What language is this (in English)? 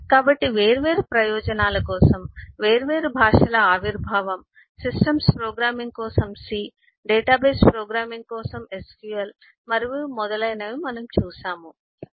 Telugu